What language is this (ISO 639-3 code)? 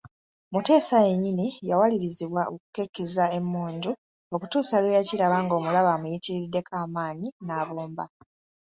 lug